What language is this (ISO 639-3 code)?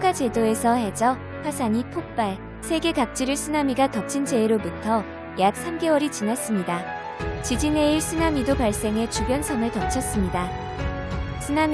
kor